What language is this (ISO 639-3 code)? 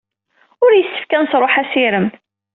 kab